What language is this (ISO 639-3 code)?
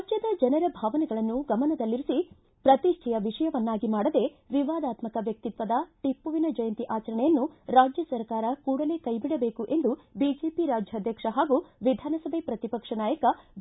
kan